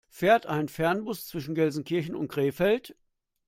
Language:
German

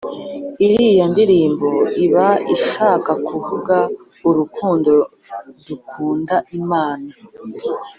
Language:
Kinyarwanda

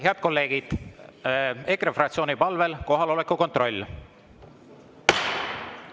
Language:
Estonian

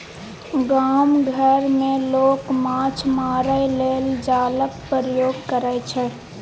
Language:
Maithili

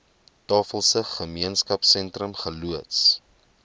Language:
Afrikaans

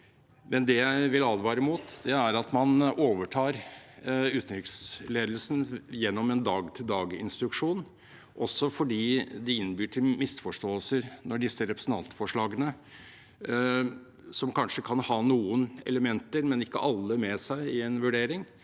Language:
Norwegian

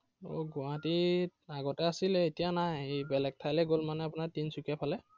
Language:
Assamese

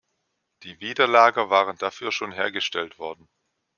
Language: German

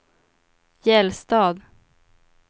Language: Swedish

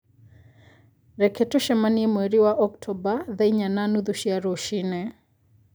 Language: Kikuyu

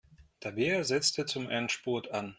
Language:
German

